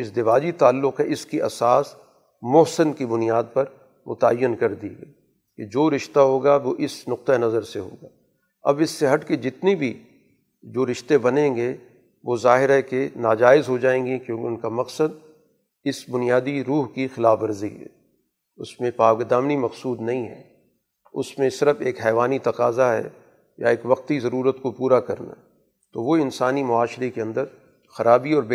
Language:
Urdu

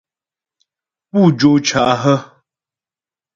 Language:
Ghomala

